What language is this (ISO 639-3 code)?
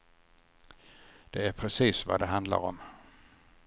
swe